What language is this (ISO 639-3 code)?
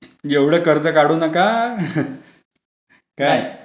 mar